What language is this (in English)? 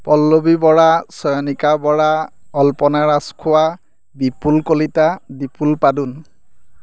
Assamese